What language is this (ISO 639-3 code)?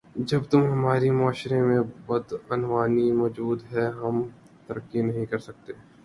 urd